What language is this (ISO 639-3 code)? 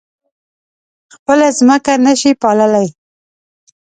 pus